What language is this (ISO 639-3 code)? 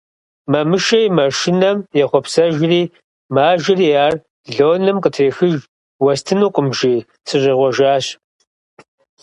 kbd